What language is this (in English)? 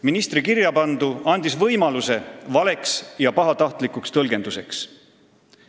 Estonian